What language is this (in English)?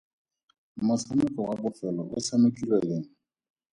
Tswana